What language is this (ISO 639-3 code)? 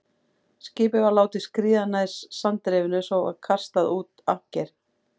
isl